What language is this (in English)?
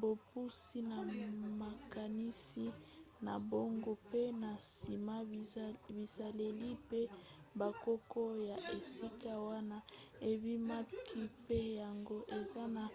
Lingala